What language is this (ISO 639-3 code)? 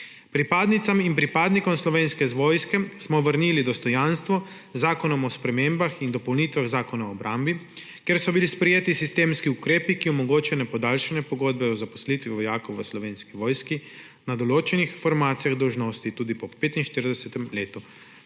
slv